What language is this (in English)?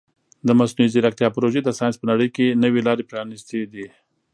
Pashto